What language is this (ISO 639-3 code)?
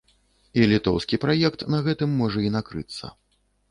bel